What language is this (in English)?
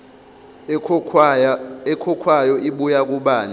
Zulu